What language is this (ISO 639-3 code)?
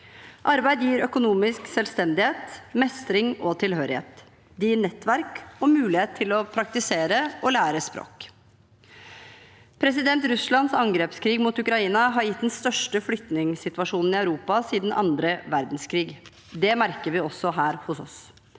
nor